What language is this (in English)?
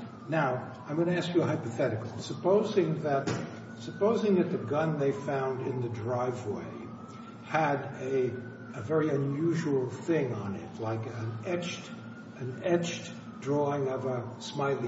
English